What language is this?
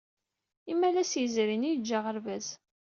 Kabyle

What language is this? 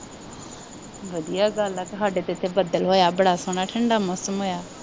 Punjabi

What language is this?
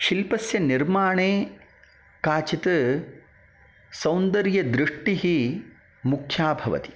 Sanskrit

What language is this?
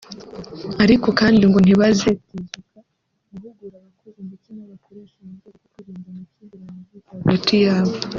Kinyarwanda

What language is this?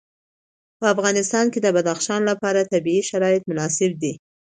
Pashto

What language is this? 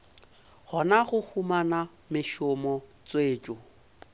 Northern Sotho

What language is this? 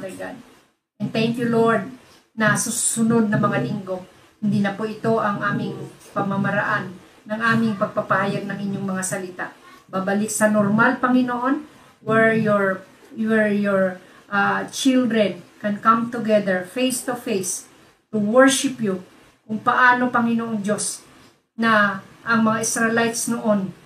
Filipino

